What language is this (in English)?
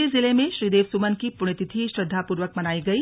Hindi